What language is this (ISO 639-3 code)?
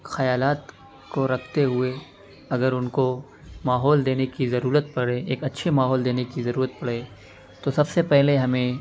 urd